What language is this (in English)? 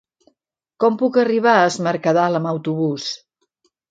Catalan